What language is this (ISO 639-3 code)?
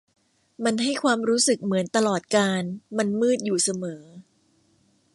tha